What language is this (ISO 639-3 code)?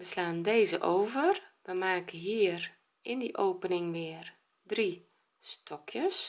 nld